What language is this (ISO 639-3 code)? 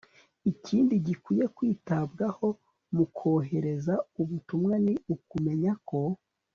kin